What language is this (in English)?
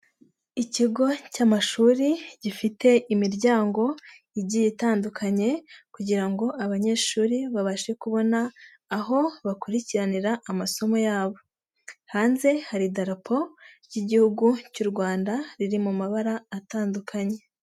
Kinyarwanda